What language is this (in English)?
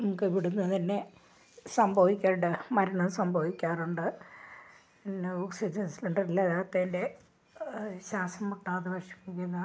Malayalam